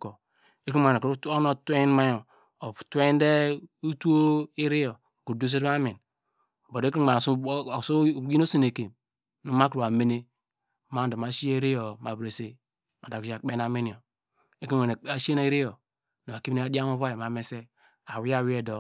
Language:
Degema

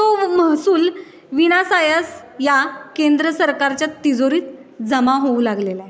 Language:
Marathi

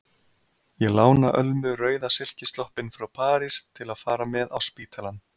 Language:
Icelandic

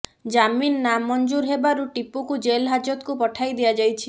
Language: Odia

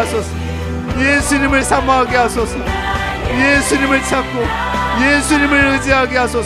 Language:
Korean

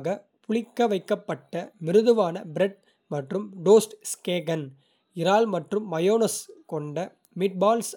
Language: Kota (India)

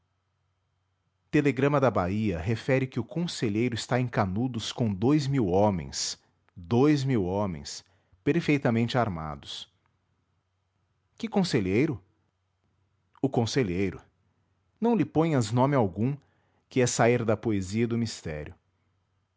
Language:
Portuguese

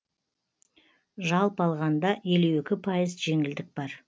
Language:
Kazakh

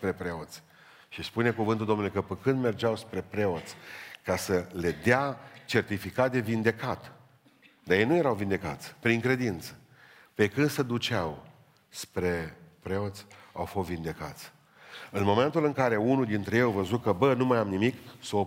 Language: Romanian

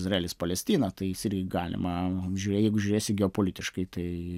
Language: Lithuanian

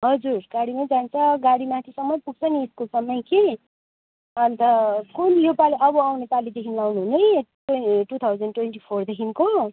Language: Nepali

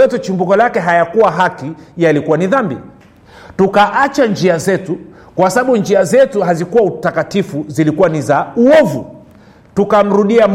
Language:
Swahili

